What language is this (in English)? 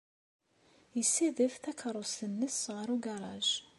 Kabyle